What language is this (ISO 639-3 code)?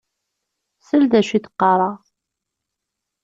kab